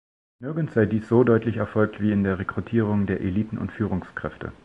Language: German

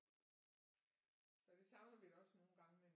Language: Danish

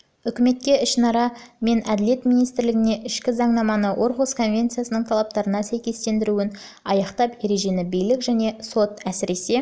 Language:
Kazakh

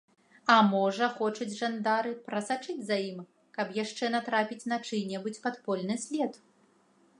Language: Belarusian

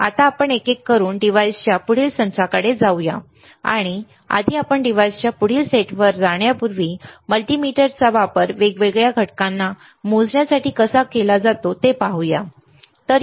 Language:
Marathi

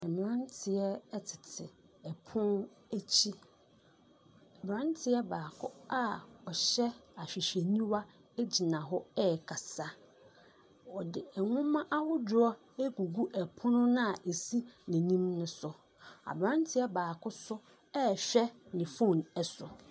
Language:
Akan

